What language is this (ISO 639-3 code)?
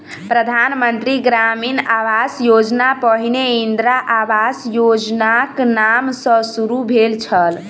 mai